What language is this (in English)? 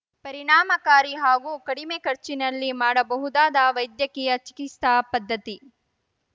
Kannada